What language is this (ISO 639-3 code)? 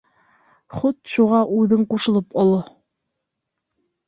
bak